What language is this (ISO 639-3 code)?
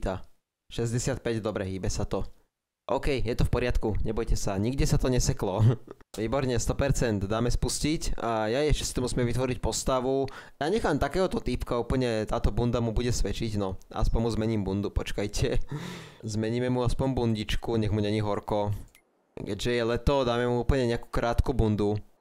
slk